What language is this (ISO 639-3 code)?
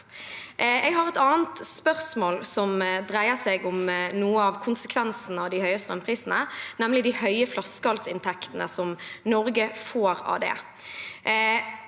nor